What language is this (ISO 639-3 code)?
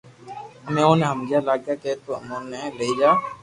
lrk